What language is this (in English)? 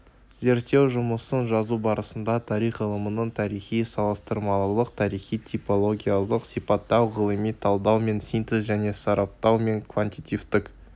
Kazakh